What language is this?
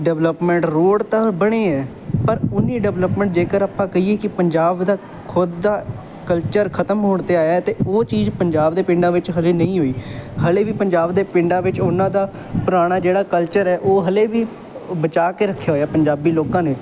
Punjabi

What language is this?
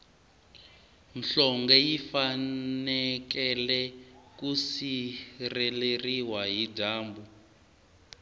Tsonga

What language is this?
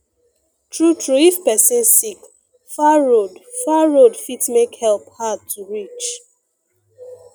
Nigerian Pidgin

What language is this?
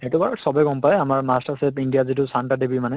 Assamese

